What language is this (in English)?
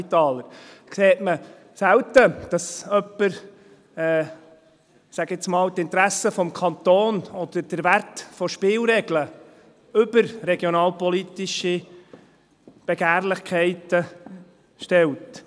Swiss German